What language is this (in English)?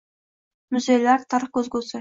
Uzbek